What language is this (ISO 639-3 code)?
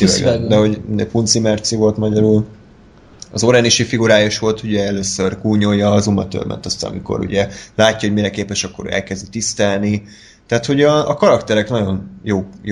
hun